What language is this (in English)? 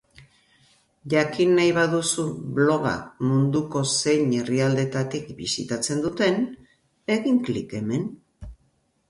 Basque